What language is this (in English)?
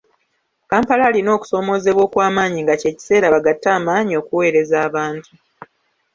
Ganda